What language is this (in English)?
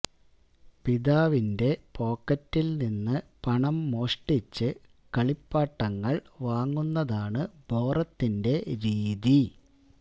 Malayalam